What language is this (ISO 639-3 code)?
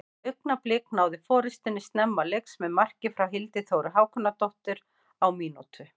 isl